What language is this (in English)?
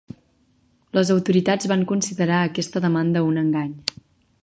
Catalan